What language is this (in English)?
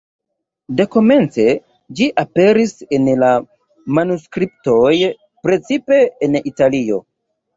Esperanto